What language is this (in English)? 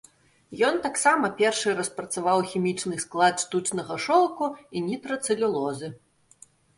Belarusian